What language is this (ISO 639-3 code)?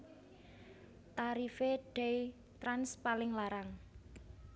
jav